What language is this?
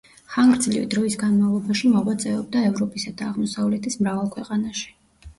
Georgian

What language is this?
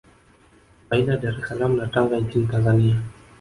Swahili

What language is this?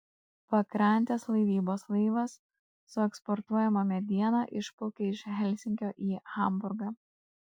Lithuanian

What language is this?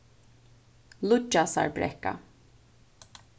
Faroese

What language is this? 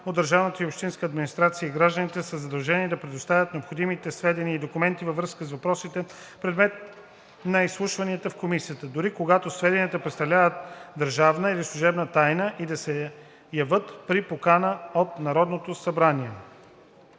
Bulgarian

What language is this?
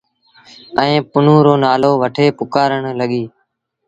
Sindhi Bhil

